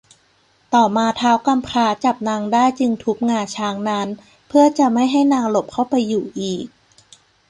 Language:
Thai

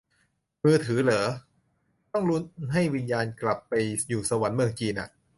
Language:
Thai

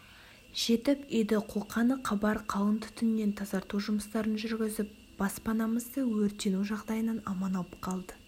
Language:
Kazakh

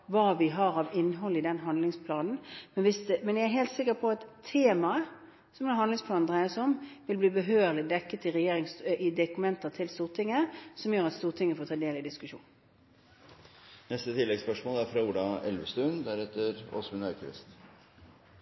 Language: Norwegian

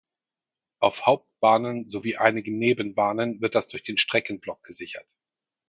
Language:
German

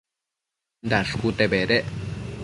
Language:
Matsés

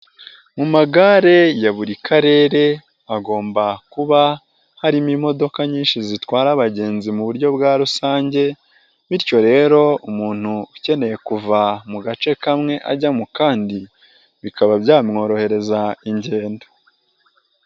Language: Kinyarwanda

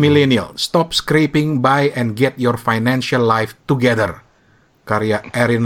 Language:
Indonesian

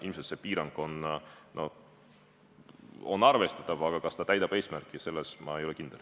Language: Estonian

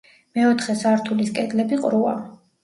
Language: Georgian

